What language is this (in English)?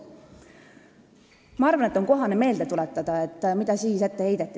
Estonian